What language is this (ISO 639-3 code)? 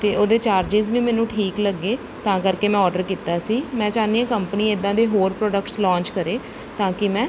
pan